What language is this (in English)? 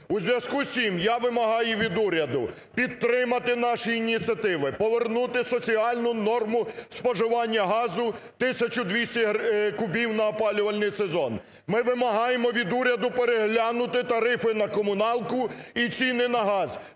Ukrainian